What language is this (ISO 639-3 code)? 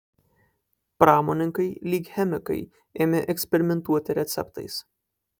lit